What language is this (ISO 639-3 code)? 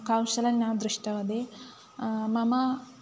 san